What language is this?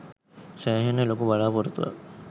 Sinhala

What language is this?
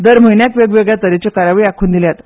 Konkani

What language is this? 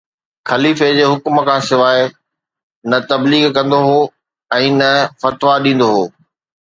Sindhi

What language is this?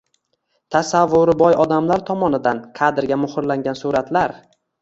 Uzbek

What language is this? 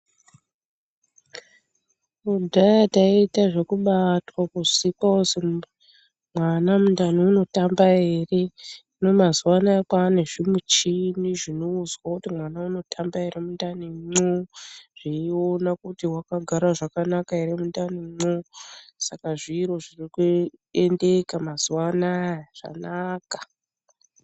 Ndau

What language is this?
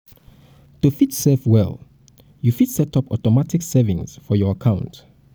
Nigerian Pidgin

